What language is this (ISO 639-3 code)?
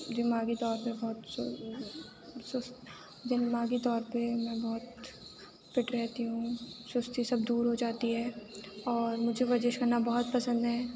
urd